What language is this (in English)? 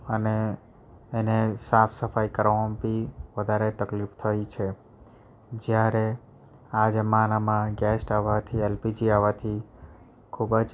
Gujarati